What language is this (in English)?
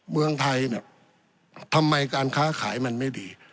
Thai